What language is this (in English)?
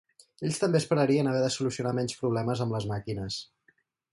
Catalan